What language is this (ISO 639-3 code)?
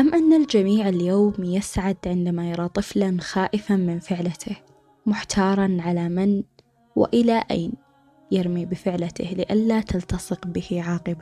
ara